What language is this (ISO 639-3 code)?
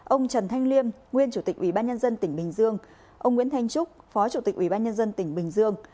vie